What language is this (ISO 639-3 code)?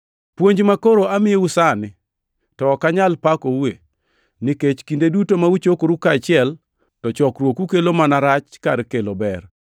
luo